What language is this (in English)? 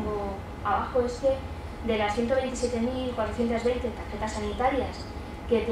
Spanish